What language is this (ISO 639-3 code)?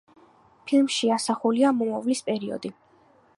kat